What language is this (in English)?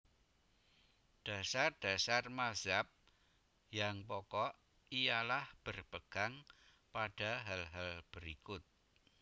Javanese